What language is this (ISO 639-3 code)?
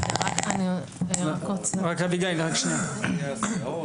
heb